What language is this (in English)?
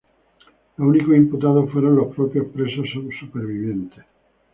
Spanish